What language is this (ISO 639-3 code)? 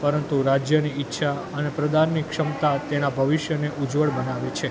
guj